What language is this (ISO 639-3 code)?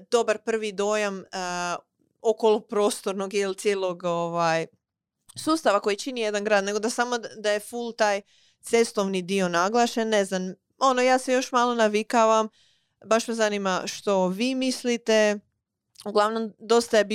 hrv